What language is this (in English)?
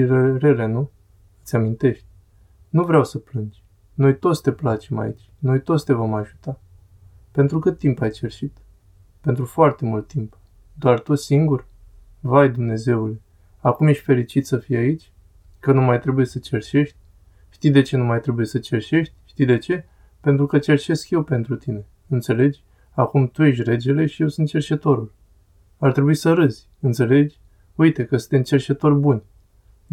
Romanian